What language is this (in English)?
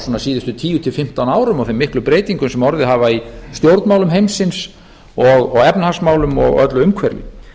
Icelandic